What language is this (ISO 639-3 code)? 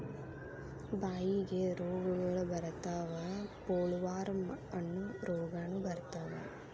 kan